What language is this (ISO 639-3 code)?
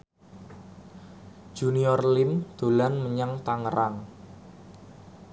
jav